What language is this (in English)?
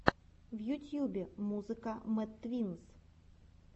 Russian